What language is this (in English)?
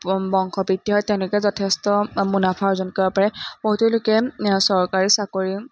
Assamese